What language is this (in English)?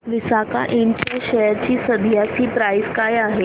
Marathi